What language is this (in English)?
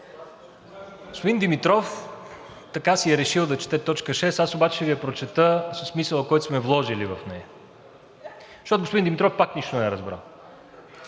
Bulgarian